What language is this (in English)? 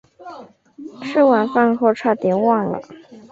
Chinese